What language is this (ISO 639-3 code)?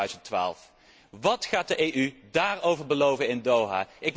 nld